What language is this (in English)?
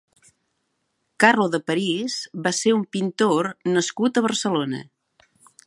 Catalan